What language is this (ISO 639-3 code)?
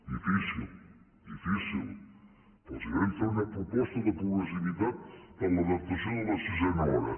cat